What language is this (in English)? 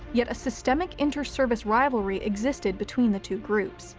English